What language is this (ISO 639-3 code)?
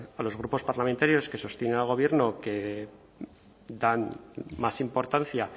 spa